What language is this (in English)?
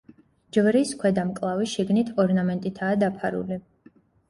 Georgian